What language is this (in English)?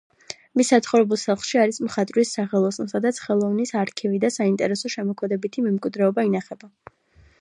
Georgian